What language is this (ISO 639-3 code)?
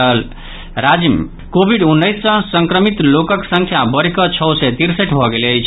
mai